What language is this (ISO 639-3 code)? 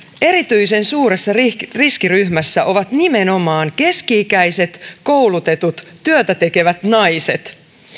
fin